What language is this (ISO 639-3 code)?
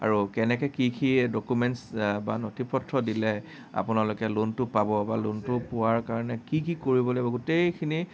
asm